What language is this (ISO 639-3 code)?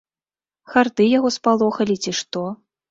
bel